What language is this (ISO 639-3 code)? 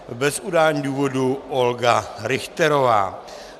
ces